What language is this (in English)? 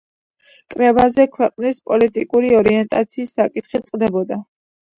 Georgian